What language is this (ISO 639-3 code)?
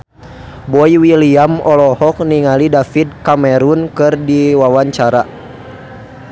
sun